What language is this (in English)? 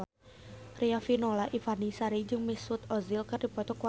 Sundanese